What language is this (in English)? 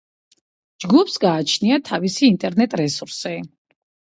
Georgian